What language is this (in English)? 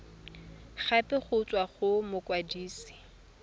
Tswana